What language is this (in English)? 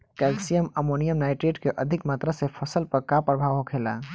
Bhojpuri